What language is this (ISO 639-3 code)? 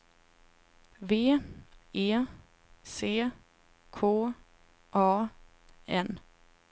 swe